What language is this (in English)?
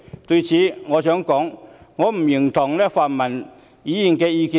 Cantonese